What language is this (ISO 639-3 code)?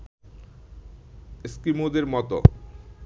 ben